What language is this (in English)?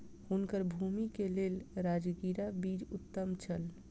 Maithili